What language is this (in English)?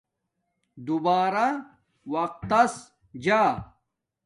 Domaaki